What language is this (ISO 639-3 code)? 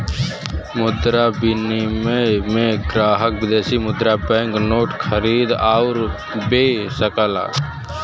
bho